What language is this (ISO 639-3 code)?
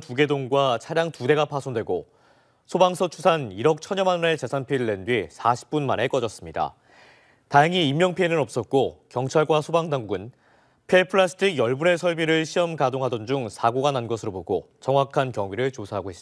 kor